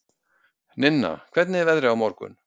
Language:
Icelandic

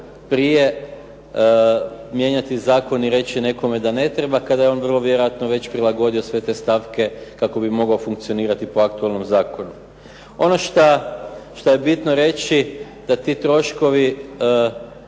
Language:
Croatian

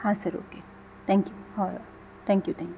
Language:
Konkani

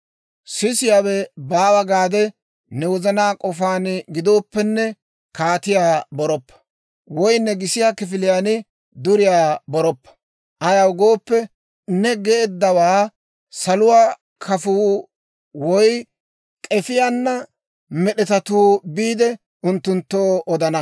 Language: Dawro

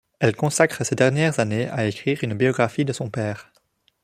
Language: French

